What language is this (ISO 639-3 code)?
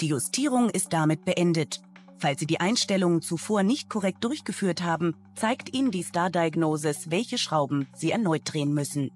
deu